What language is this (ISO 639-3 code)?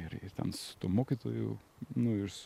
lit